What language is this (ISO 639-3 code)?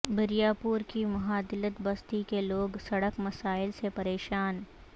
urd